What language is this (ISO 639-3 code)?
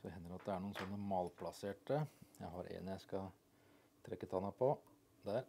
nor